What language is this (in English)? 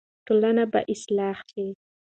Pashto